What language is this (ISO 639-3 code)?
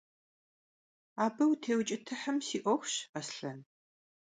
kbd